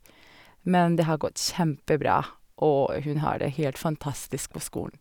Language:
Norwegian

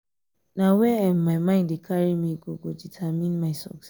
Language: Nigerian Pidgin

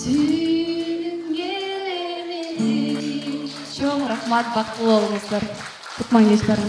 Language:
Turkish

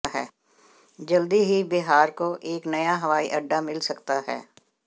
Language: Hindi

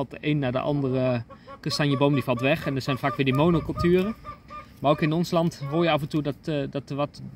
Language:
Dutch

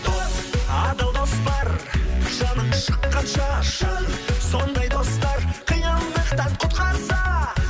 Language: Kazakh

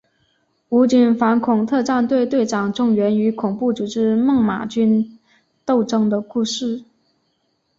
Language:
Chinese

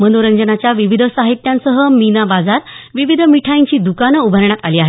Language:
Marathi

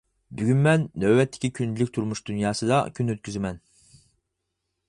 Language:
Uyghur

